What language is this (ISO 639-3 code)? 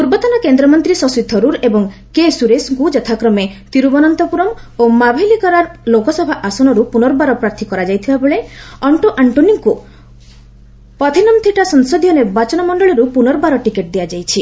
ori